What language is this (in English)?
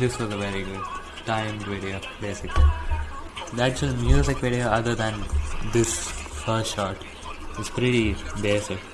English